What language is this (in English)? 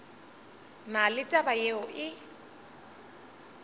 Northern Sotho